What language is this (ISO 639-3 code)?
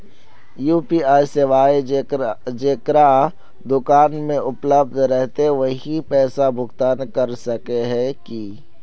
mag